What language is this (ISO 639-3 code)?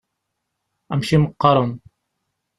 kab